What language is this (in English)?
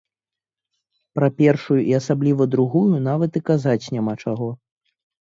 Belarusian